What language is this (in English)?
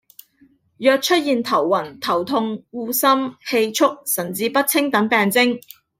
Cantonese